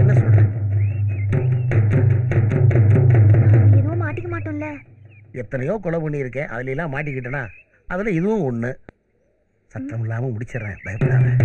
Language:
Tamil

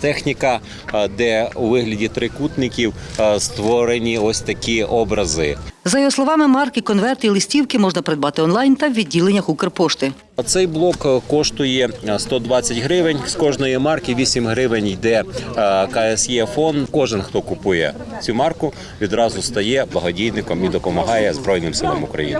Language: Ukrainian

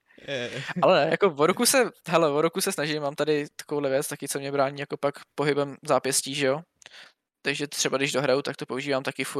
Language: Czech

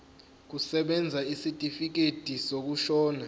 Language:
Zulu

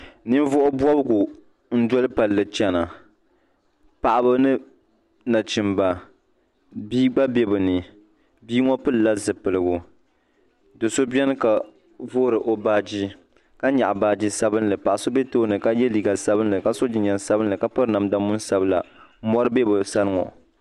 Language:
Dagbani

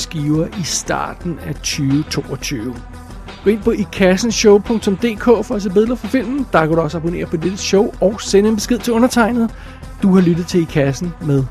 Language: Danish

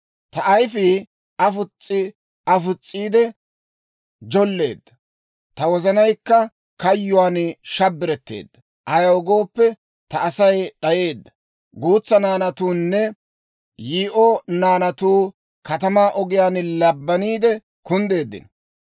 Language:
Dawro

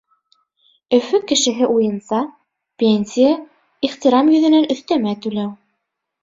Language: Bashkir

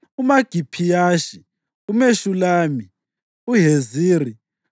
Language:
North Ndebele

